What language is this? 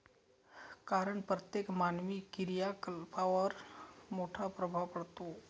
Marathi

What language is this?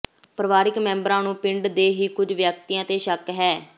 Punjabi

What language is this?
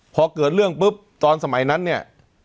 Thai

